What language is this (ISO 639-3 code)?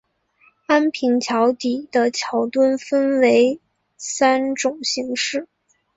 zho